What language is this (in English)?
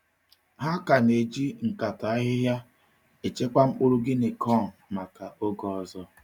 Igbo